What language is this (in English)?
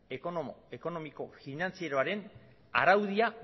Basque